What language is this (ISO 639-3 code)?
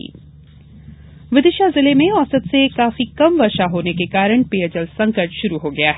hin